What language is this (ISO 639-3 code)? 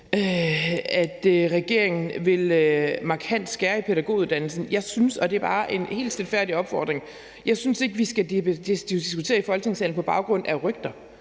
dan